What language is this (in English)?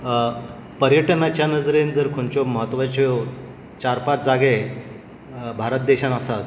Konkani